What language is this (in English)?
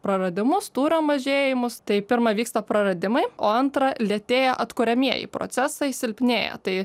Lithuanian